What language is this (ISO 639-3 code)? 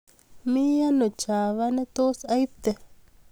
kln